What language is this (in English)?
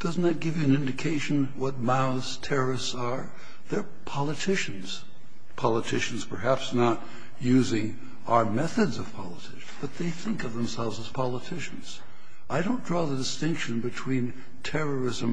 English